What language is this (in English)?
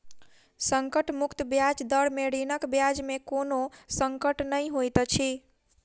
Maithili